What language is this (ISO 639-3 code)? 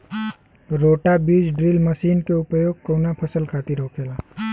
bho